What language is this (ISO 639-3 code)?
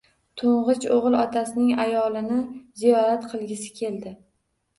uzb